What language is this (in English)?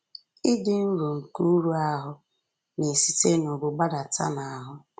Igbo